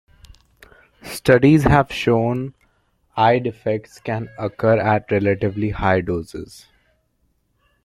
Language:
English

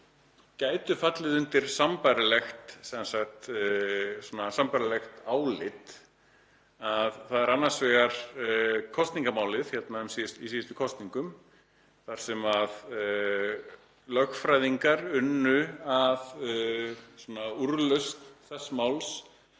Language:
Icelandic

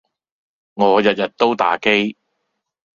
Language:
Cantonese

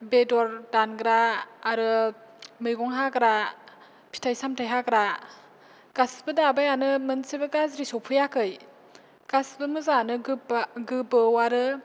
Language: Bodo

